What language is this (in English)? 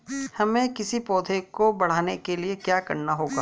Hindi